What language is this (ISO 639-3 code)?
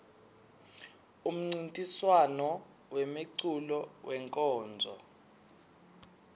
ssw